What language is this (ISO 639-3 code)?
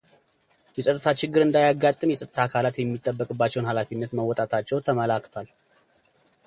amh